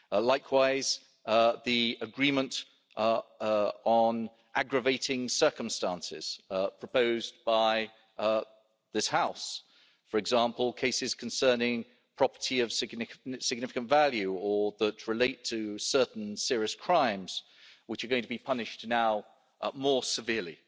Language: English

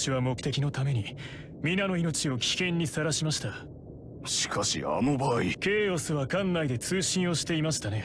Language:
Japanese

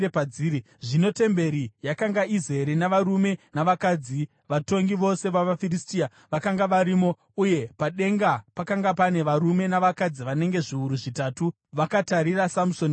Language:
Shona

